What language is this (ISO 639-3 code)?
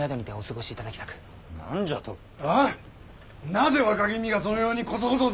jpn